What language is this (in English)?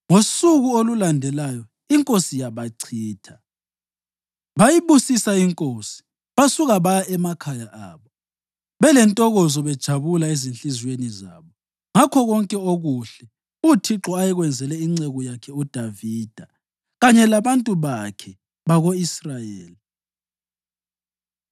North Ndebele